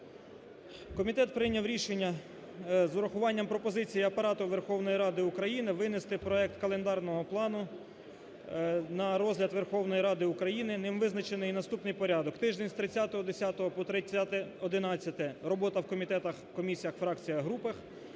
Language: Ukrainian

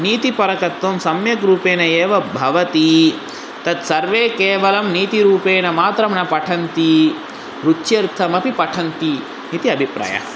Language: Sanskrit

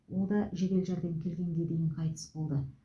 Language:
Kazakh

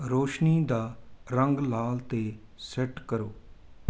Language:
Punjabi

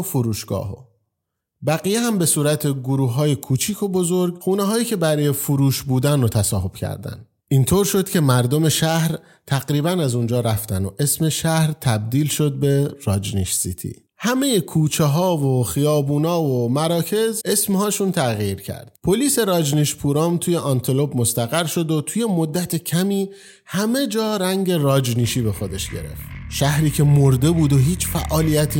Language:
Persian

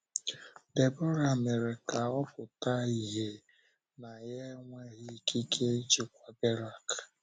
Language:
Igbo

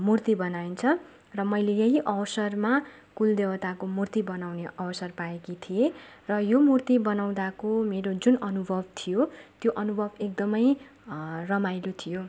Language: Nepali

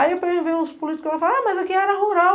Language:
Portuguese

